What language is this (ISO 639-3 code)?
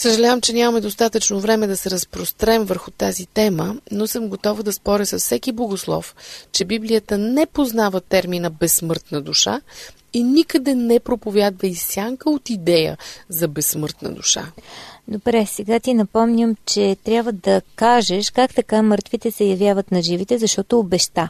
bul